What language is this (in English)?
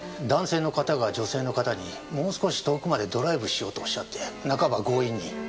Japanese